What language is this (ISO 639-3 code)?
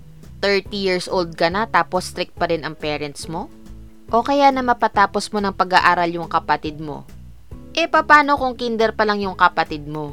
fil